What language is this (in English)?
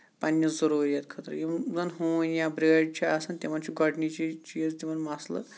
Kashmiri